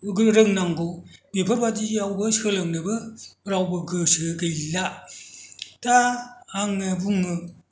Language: Bodo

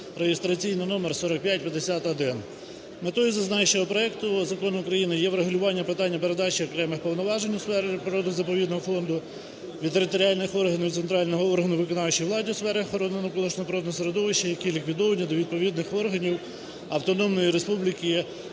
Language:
Ukrainian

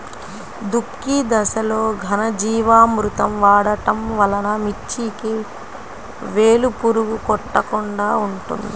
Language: Telugu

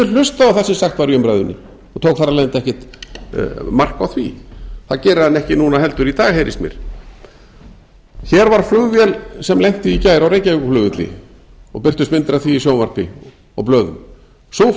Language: Icelandic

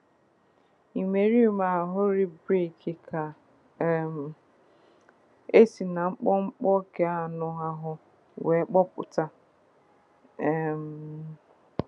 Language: Igbo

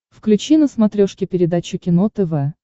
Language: Russian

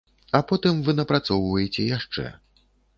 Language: Belarusian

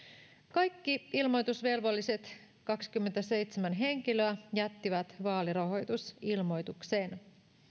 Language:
Finnish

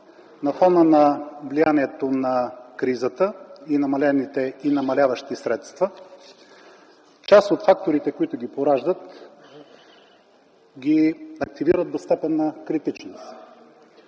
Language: Bulgarian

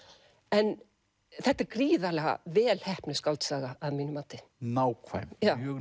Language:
Icelandic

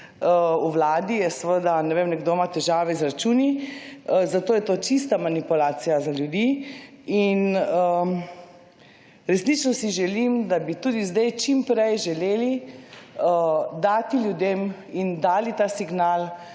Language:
Slovenian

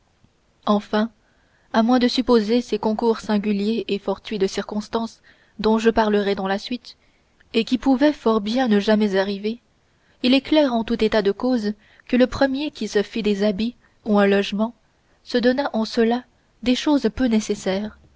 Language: French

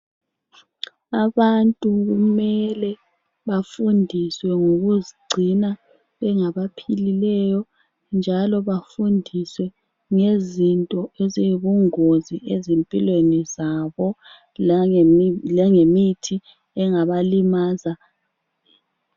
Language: North Ndebele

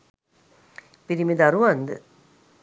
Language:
Sinhala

